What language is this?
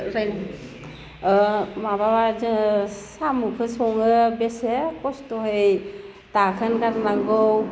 Bodo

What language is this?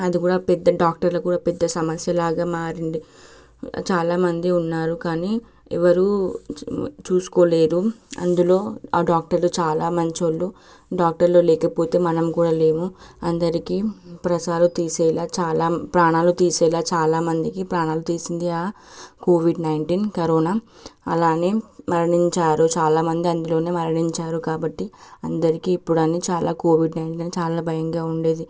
Telugu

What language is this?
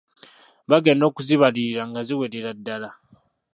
Ganda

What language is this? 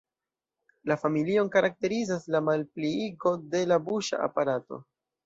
Esperanto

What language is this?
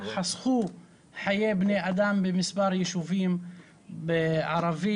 Hebrew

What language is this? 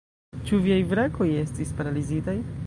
Esperanto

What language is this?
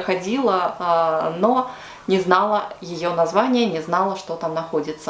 Russian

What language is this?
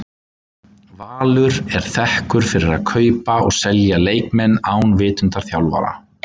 Icelandic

